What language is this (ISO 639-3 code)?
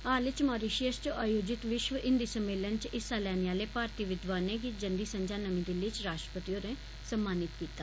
doi